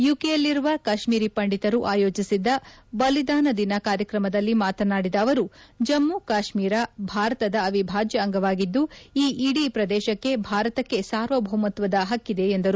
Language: Kannada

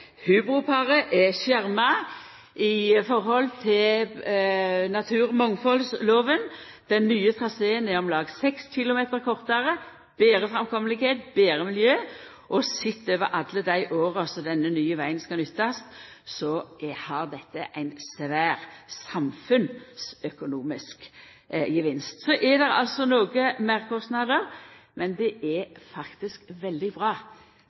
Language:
Norwegian Nynorsk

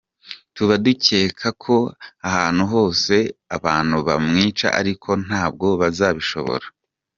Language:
Kinyarwanda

